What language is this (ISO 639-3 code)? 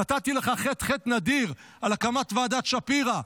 heb